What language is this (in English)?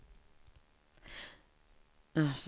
Swedish